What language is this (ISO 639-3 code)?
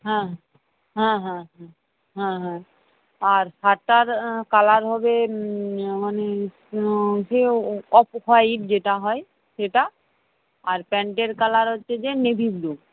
ben